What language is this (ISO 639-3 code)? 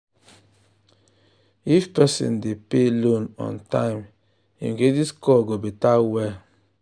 pcm